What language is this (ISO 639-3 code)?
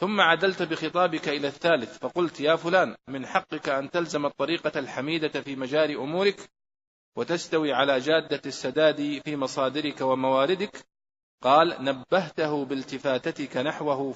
ara